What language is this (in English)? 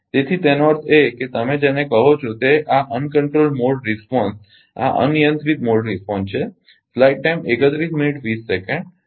Gujarati